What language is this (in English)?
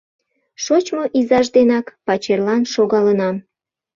Mari